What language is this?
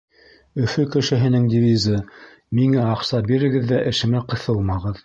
Bashkir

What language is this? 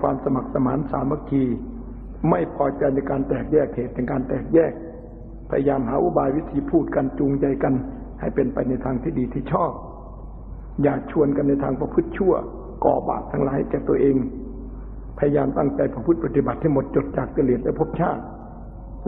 Thai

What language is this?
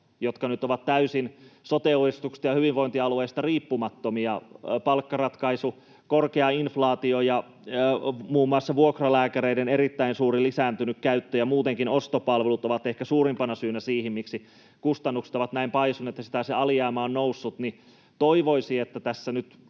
Finnish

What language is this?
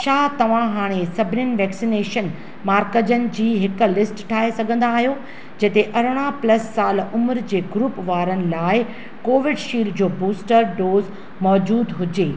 Sindhi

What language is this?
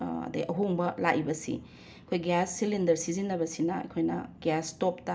Manipuri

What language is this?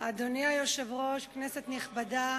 Hebrew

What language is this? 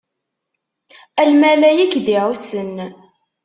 Kabyle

